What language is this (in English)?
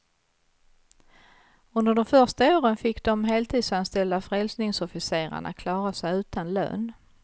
Swedish